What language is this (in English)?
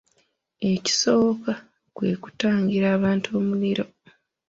Ganda